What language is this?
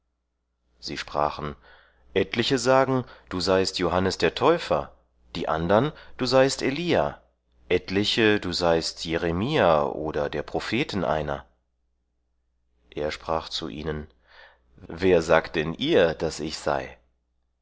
German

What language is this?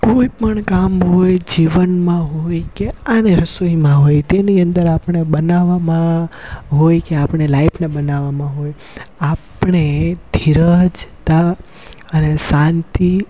Gujarati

